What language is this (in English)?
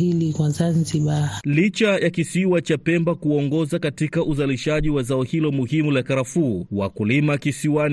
Swahili